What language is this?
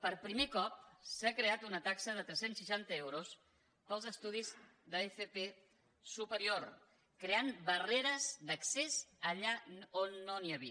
Catalan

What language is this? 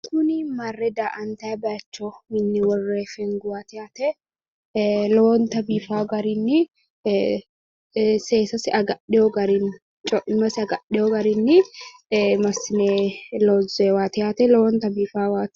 Sidamo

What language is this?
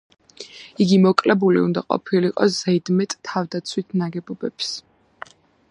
Georgian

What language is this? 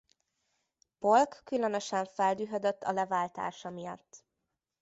Hungarian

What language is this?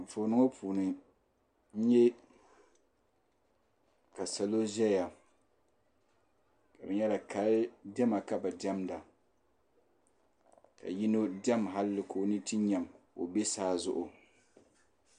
Dagbani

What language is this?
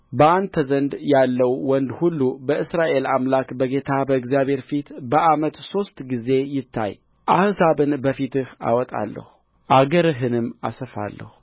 Amharic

